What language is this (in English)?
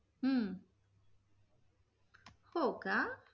Marathi